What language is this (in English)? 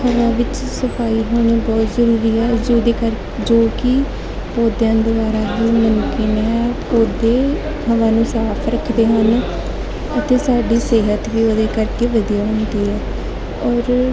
Punjabi